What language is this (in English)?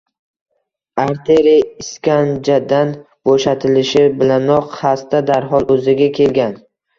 Uzbek